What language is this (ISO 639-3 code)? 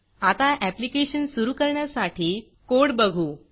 mar